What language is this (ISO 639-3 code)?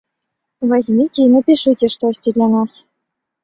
bel